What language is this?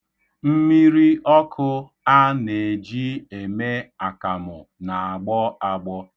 Igbo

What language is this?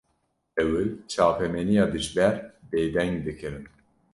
Kurdish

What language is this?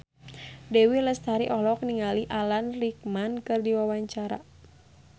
Sundanese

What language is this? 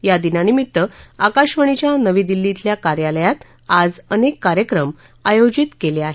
Marathi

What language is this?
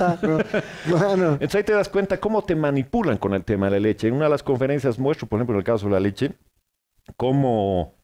Spanish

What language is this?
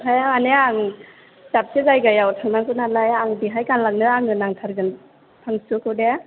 Bodo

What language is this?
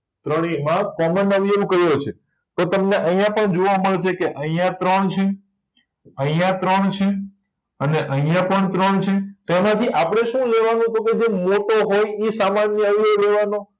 Gujarati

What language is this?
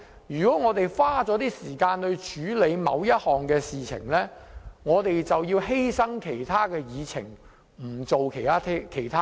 Cantonese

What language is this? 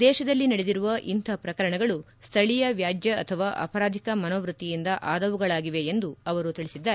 Kannada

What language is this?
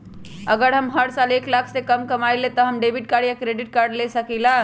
Magahi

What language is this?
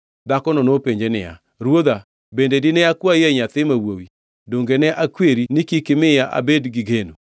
Luo (Kenya and Tanzania)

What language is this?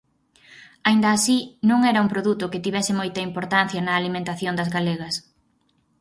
Galician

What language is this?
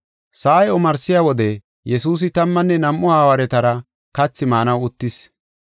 Gofa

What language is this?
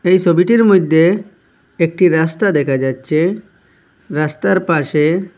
Bangla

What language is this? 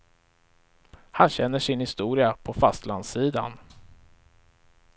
Swedish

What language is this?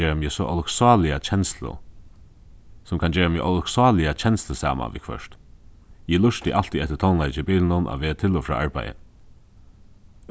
Faroese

